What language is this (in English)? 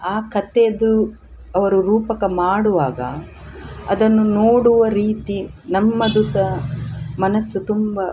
Kannada